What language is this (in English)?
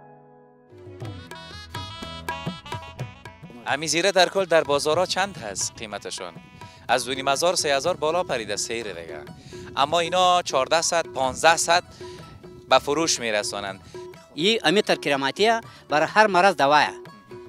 Persian